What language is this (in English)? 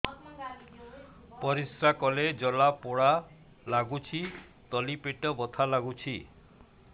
Odia